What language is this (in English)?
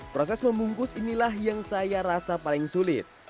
Indonesian